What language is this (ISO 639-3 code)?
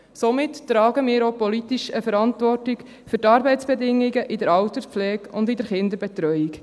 gsw